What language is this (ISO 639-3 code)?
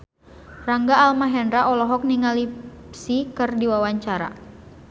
sun